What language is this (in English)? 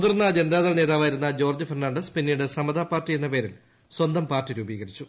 Malayalam